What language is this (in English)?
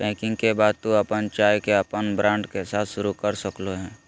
Magahi